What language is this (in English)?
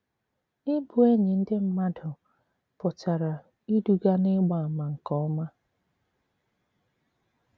Igbo